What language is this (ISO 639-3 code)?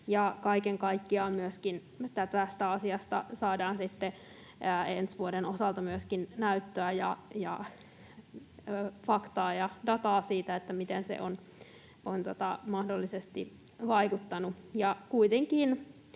fin